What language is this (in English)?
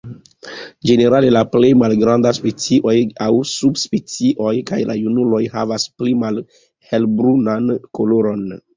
Esperanto